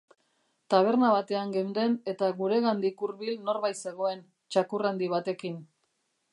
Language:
Basque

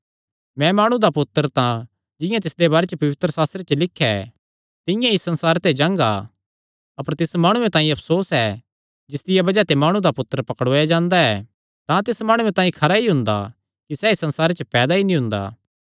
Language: Kangri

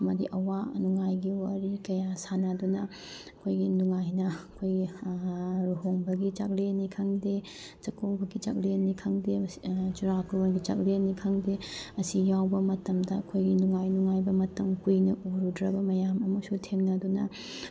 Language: Manipuri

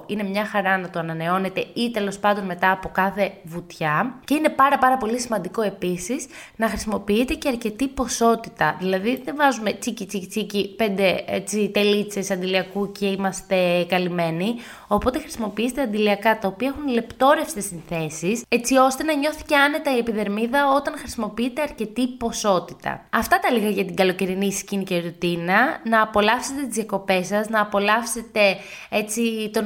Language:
Greek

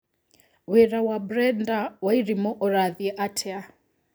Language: Kikuyu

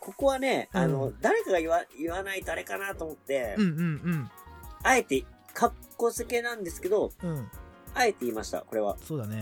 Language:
Japanese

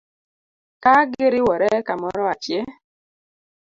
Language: Luo (Kenya and Tanzania)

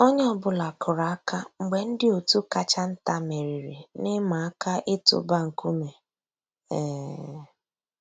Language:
Igbo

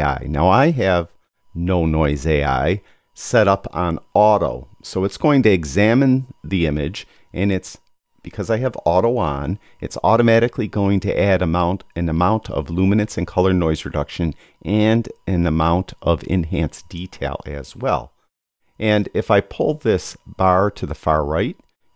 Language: English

